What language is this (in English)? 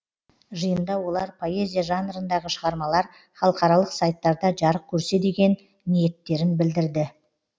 Kazakh